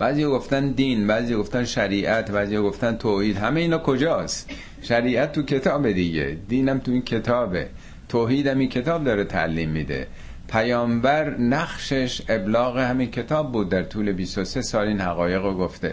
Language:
Persian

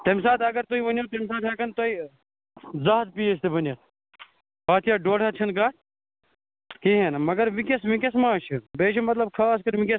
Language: Kashmiri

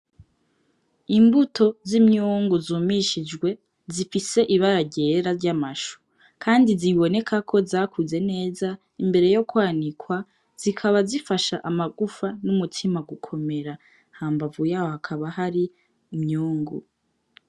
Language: Rundi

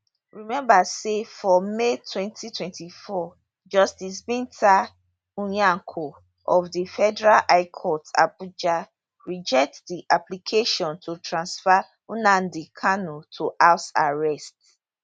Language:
Nigerian Pidgin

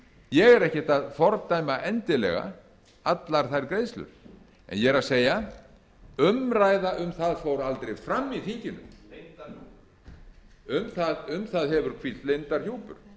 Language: Icelandic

